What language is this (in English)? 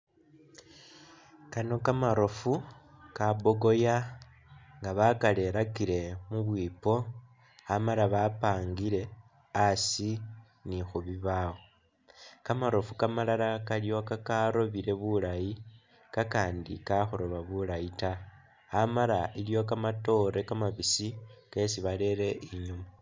Masaaba